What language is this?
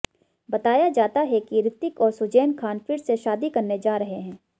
Hindi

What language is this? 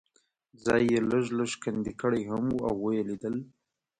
Pashto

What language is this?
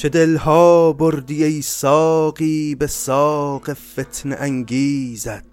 Persian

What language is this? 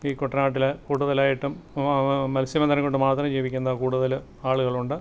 Malayalam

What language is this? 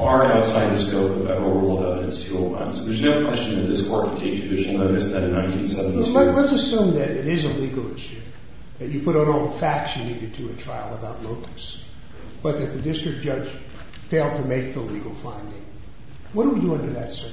English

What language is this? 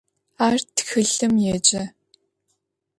Adyghe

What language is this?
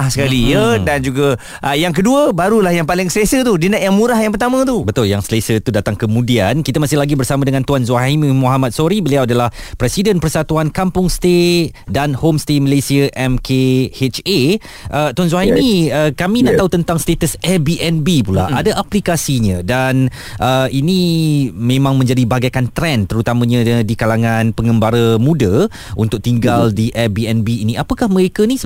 Malay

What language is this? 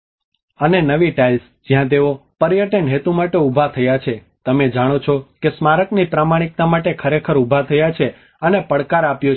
Gujarati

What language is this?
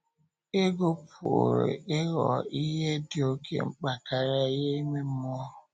Igbo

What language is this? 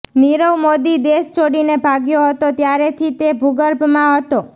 Gujarati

